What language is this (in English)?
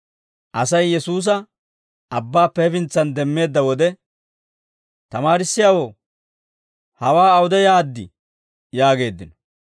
Dawro